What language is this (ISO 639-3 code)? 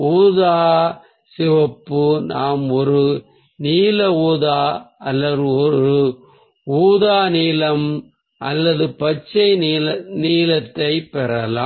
tam